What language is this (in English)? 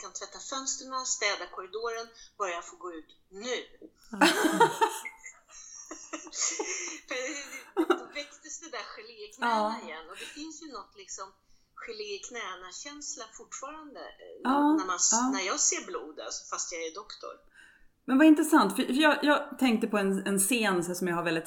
Swedish